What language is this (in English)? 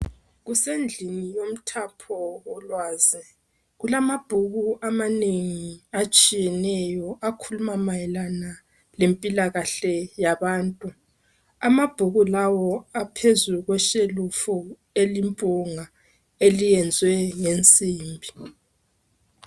North Ndebele